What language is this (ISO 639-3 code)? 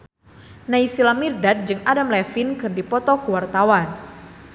sun